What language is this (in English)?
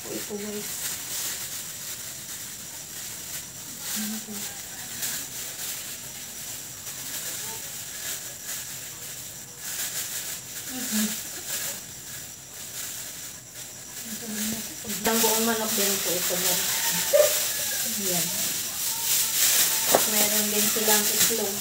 Filipino